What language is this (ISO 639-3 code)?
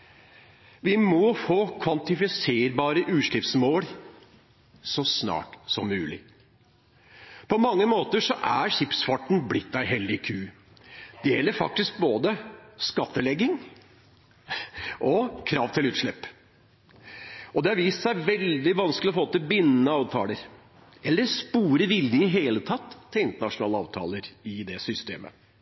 nob